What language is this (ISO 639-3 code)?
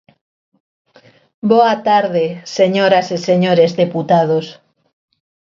glg